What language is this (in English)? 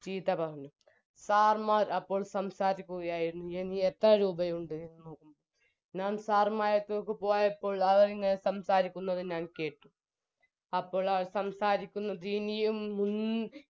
Malayalam